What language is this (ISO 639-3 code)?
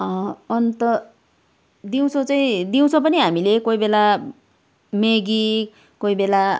nep